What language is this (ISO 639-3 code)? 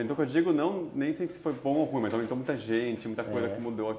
por